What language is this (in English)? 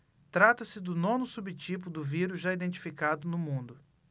Portuguese